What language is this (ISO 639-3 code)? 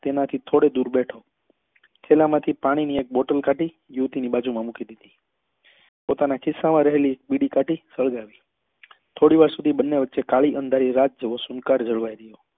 guj